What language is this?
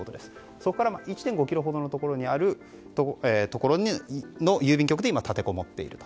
Japanese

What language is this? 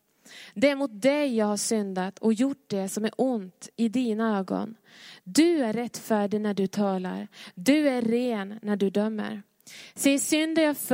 Swedish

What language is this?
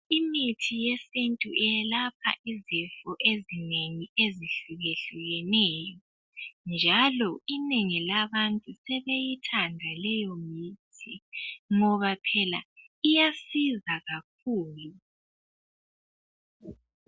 North Ndebele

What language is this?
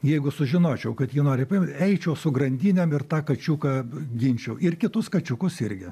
Lithuanian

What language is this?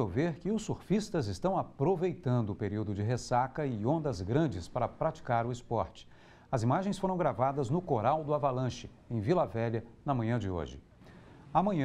Portuguese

